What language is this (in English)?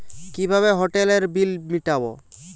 Bangla